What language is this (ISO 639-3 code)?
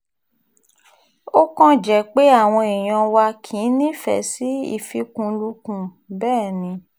yor